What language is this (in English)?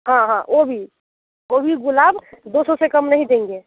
Hindi